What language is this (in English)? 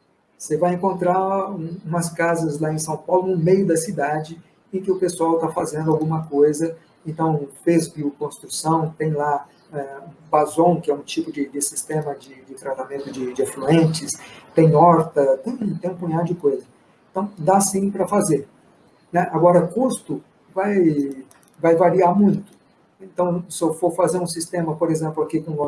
Portuguese